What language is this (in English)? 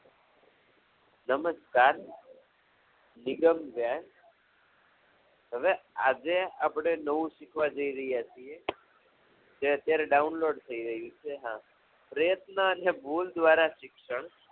Gujarati